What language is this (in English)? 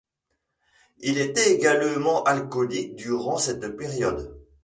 French